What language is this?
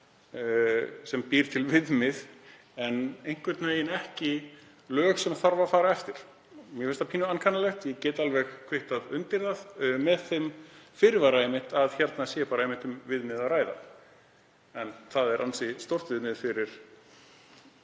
Icelandic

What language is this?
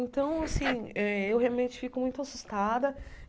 Portuguese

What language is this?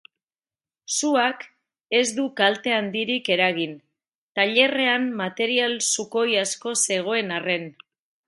Basque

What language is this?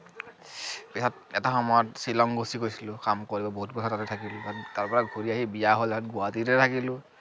Assamese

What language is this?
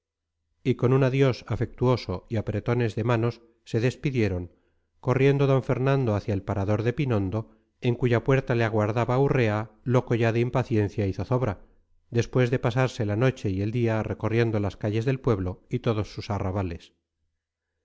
Spanish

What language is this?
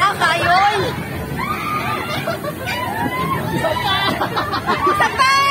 Thai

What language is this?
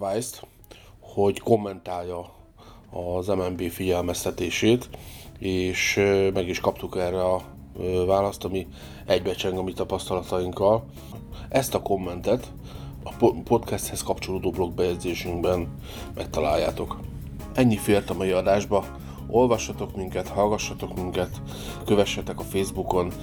Hungarian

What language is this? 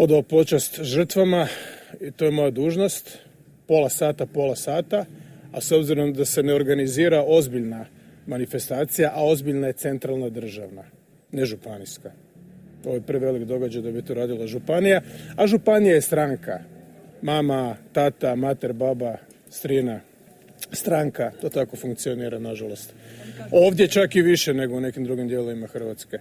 Croatian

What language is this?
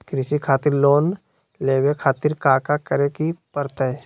Magahi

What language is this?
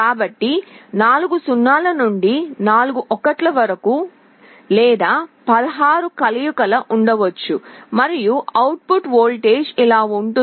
Telugu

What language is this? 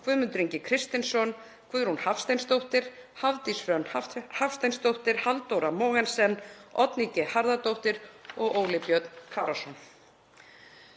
Icelandic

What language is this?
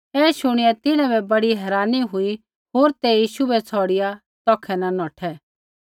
Kullu Pahari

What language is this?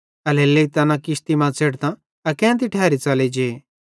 Bhadrawahi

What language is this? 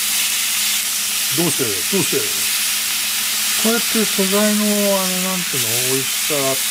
Japanese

